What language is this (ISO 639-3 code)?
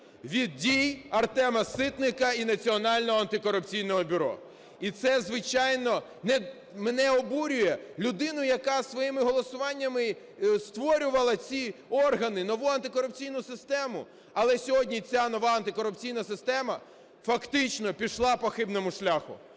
ukr